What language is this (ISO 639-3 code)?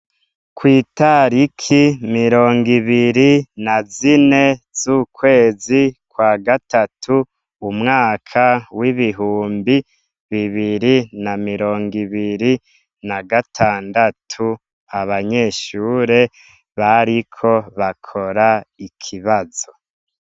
run